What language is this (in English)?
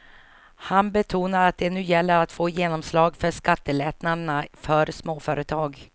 Swedish